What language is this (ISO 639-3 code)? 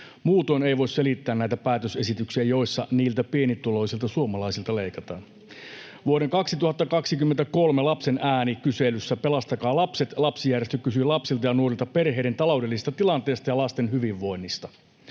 fin